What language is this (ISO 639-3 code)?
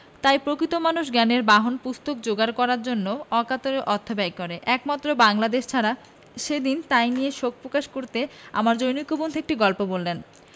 ben